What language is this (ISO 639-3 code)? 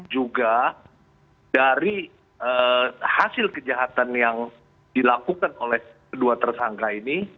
ind